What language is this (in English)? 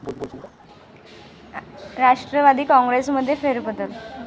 Marathi